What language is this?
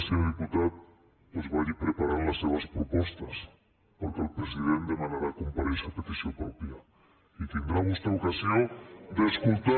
Catalan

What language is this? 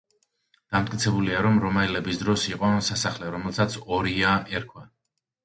Georgian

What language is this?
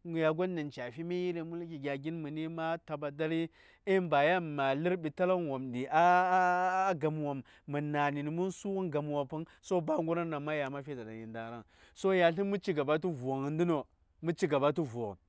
Saya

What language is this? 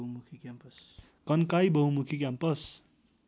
Nepali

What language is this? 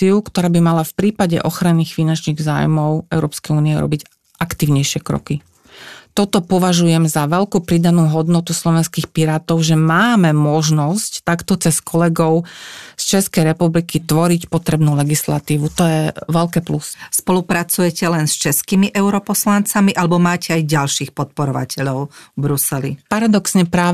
Slovak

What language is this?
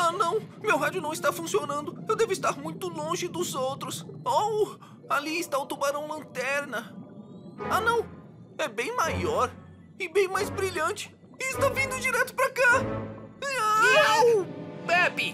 Portuguese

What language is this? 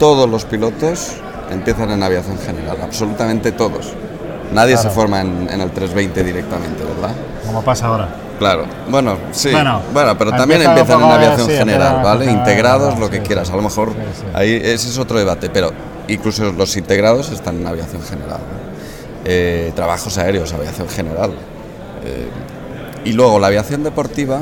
Spanish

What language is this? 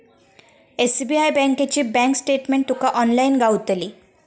Marathi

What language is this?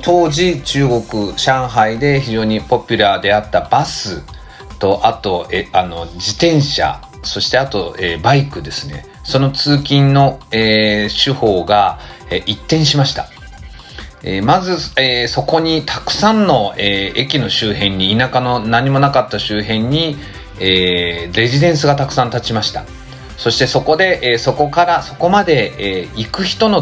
Japanese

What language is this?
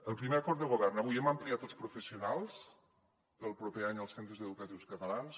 Catalan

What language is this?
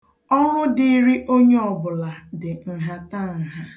Igbo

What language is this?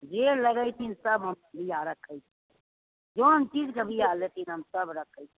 Maithili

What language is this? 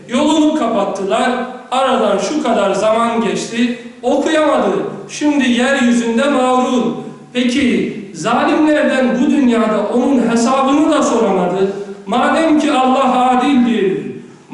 Turkish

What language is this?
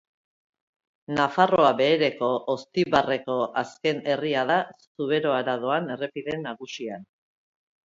Basque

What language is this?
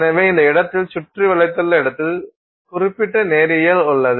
Tamil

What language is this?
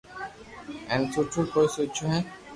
Loarki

